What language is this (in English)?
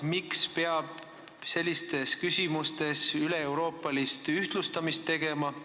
Estonian